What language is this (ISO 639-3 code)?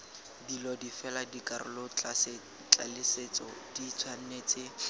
tsn